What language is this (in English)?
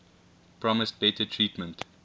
English